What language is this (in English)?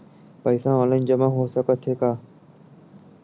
Chhattisgarhi